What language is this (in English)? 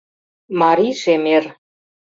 Mari